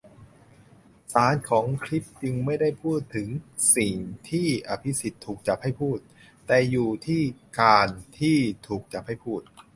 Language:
Thai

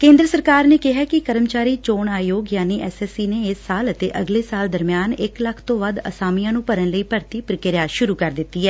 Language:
Punjabi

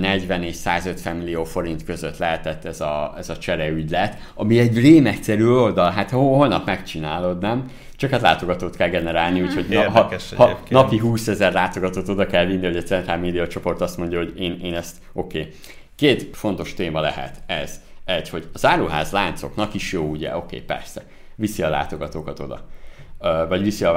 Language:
Hungarian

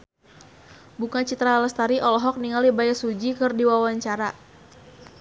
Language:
Sundanese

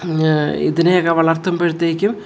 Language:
Malayalam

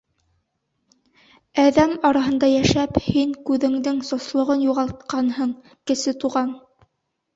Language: Bashkir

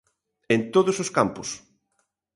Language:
Galician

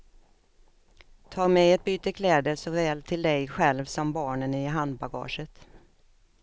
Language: Swedish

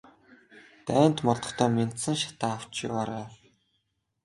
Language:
Mongolian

